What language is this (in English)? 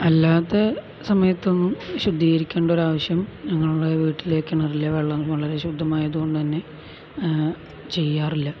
Malayalam